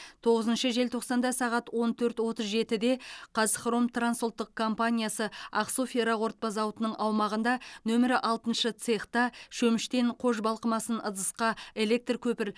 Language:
Kazakh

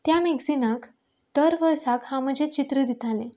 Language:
Konkani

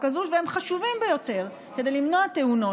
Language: Hebrew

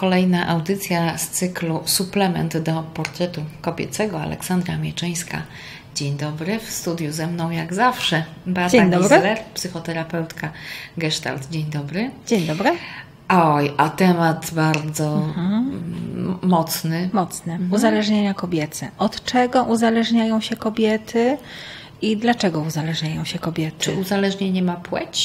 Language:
Polish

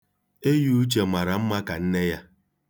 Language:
Igbo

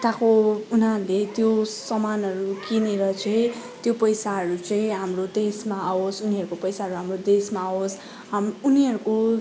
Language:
Nepali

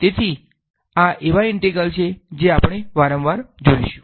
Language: Gujarati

